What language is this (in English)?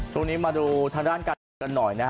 Thai